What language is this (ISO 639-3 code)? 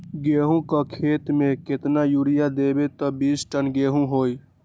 mag